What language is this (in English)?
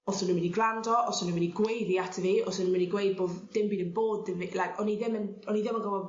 Welsh